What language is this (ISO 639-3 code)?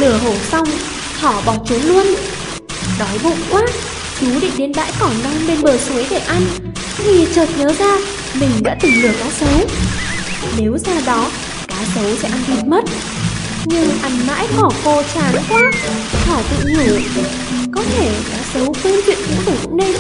vie